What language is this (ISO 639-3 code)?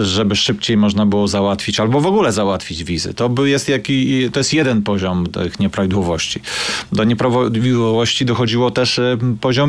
pol